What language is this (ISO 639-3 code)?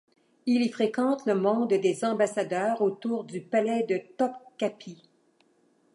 fra